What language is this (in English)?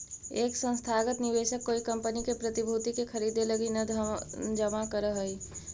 Magahi